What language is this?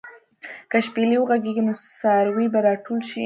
Pashto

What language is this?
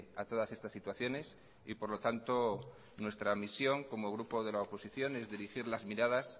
Spanish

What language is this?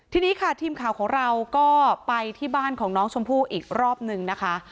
Thai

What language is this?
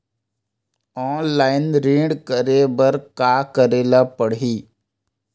Chhattisgarhi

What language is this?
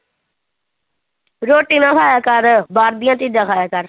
Punjabi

